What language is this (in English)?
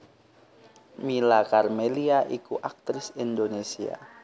Javanese